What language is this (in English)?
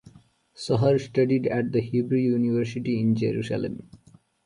English